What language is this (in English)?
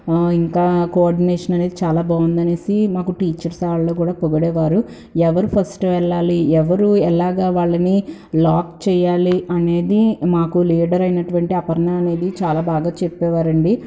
Telugu